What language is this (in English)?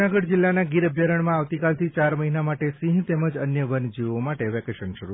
Gujarati